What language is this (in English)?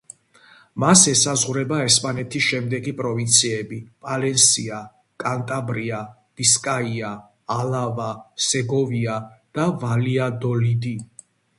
Georgian